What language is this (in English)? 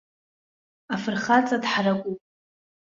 Abkhazian